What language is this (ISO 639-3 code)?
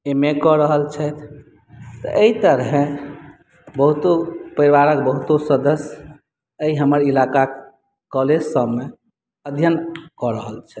mai